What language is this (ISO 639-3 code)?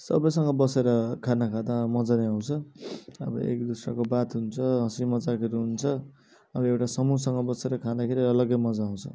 nep